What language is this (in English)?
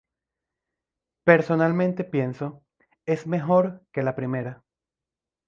Spanish